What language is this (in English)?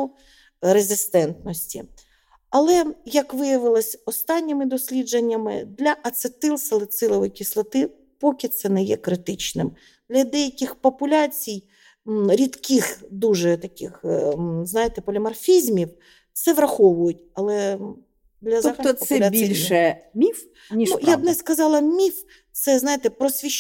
Ukrainian